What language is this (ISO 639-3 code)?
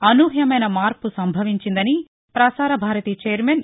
tel